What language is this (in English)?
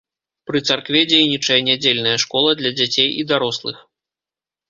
Belarusian